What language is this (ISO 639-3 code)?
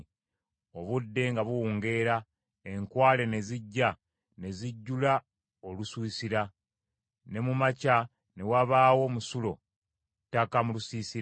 lug